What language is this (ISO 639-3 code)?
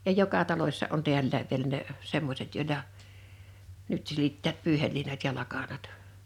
fin